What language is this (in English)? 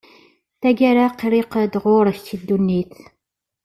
Kabyle